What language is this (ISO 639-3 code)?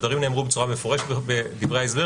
heb